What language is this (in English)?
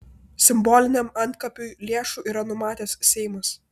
Lithuanian